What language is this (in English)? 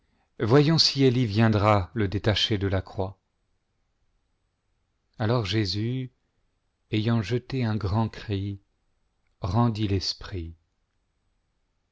French